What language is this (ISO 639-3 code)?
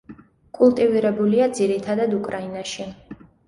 kat